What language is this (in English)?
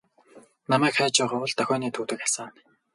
Mongolian